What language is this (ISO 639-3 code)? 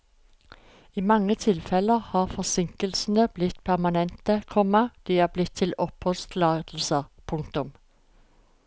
nor